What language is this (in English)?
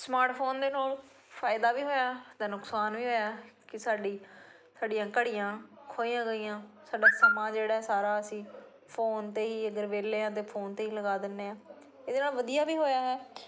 Punjabi